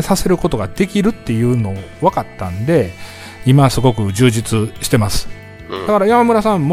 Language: Japanese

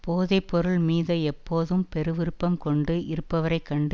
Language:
Tamil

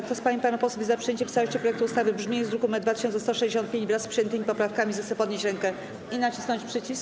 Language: Polish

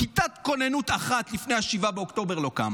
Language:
Hebrew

